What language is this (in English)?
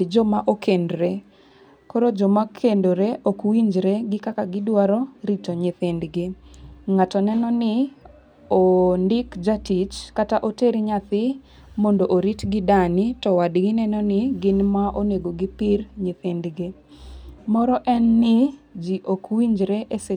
Luo (Kenya and Tanzania)